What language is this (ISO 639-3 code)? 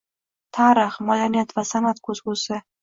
uzb